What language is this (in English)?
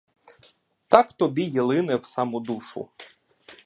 Ukrainian